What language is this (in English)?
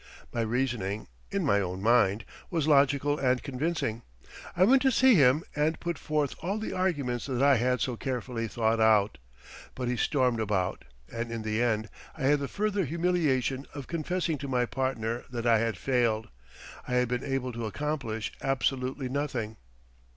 English